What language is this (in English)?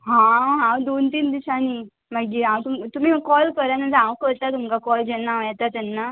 Konkani